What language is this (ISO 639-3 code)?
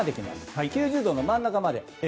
jpn